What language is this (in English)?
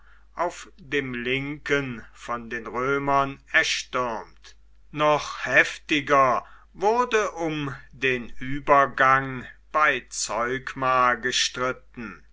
German